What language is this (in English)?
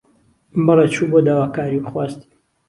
Central Kurdish